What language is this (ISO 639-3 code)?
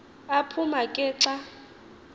xho